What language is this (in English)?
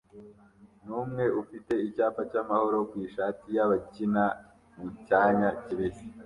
Kinyarwanda